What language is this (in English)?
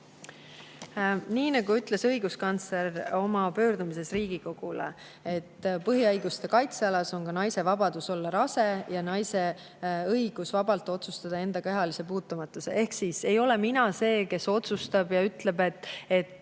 Estonian